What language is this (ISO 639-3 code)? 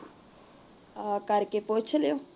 pan